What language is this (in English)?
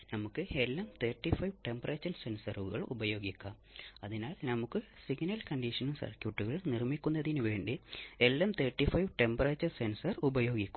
Malayalam